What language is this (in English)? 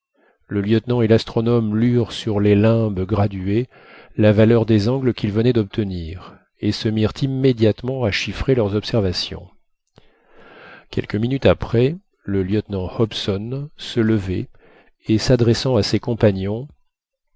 French